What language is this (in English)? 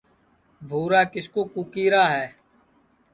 Sansi